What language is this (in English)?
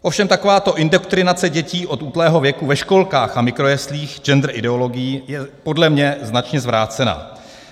Czech